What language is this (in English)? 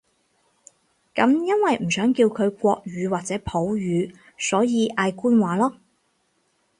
Cantonese